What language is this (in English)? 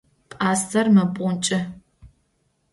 Adyghe